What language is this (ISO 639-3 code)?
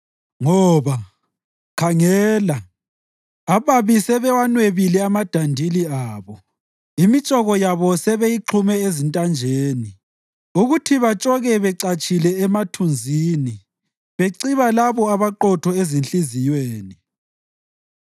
nde